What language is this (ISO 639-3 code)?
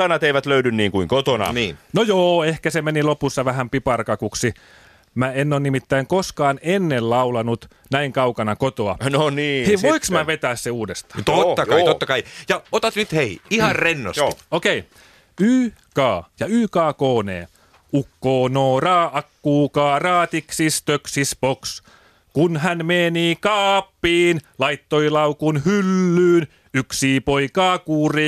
fin